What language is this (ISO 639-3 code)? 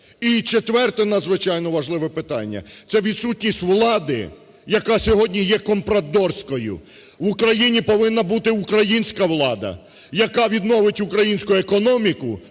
ukr